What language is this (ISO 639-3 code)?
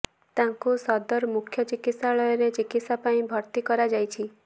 ori